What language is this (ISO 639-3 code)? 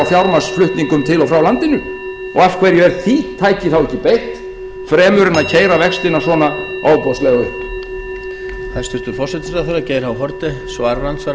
isl